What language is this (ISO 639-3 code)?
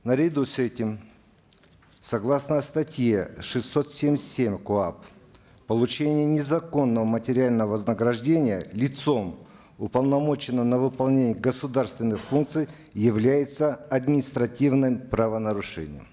kaz